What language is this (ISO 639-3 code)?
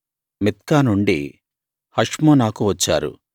tel